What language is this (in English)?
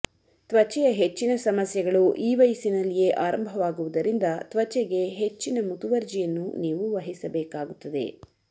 Kannada